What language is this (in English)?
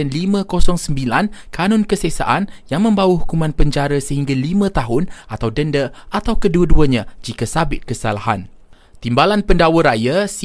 Malay